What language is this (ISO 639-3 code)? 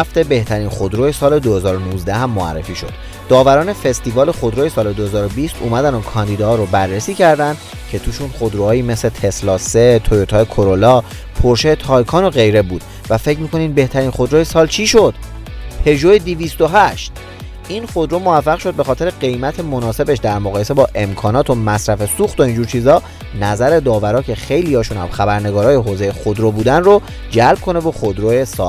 fas